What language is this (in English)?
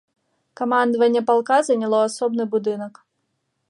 Belarusian